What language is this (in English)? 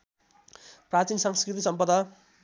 Nepali